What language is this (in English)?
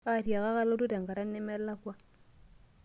Masai